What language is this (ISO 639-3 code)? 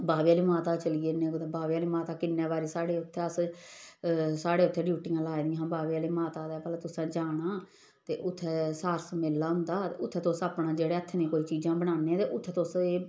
doi